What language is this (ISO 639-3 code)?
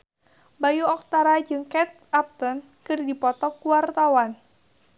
sun